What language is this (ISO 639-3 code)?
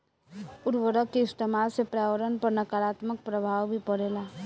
bho